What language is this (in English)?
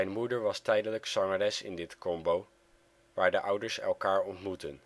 Dutch